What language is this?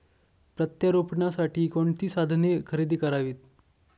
Marathi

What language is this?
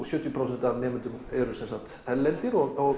Icelandic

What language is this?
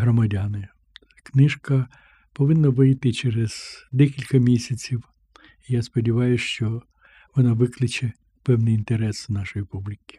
Ukrainian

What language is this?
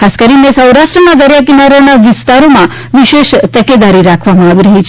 Gujarati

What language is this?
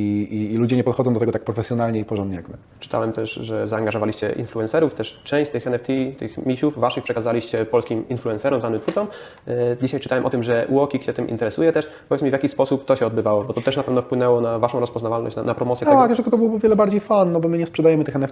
Polish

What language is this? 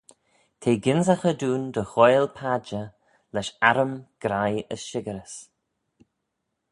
Manx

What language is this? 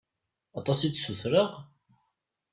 Kabyle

